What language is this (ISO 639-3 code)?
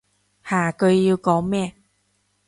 yue